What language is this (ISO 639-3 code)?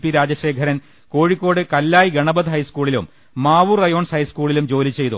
mal